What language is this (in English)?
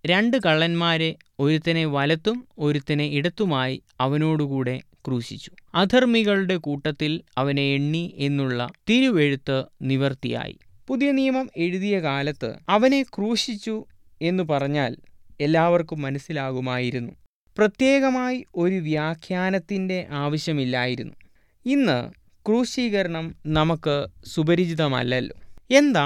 Malayalam